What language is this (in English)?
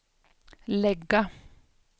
Swedish